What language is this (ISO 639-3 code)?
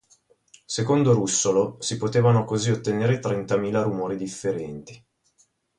ita